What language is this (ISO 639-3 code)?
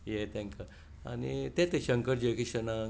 kok